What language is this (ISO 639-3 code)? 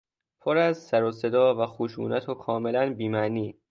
fas